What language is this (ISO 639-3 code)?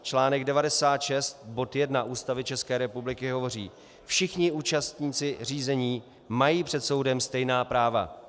ces